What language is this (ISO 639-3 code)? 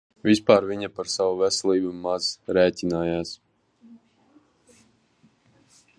lav